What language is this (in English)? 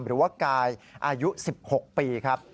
Thai